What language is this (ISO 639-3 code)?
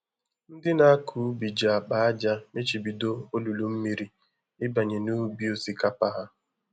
ibo